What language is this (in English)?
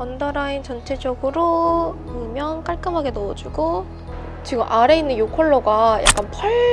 Korean